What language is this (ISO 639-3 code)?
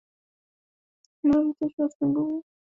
swa